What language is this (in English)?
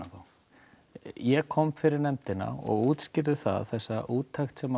Icelandic